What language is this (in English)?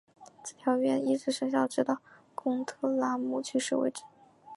Chinese